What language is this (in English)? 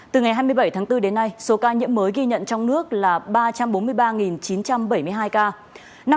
Vietnamese